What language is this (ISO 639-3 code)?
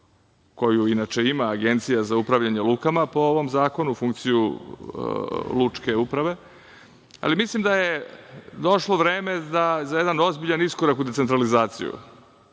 srp